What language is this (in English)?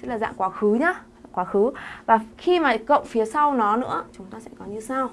Vietnamese